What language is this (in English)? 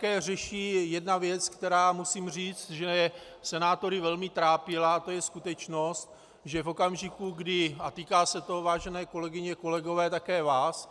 Czech